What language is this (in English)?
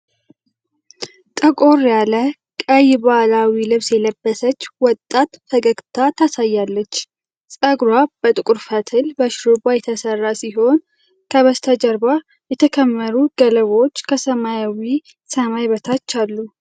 Amharic